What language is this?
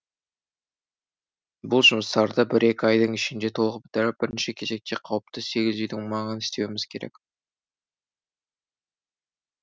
Kazakh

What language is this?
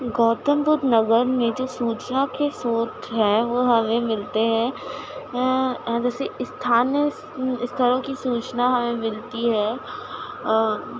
Urdu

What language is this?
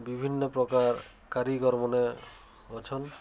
Odia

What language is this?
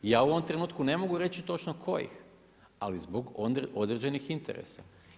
Croatian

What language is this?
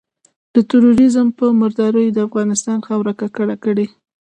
Pashto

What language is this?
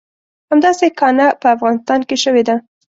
Pashto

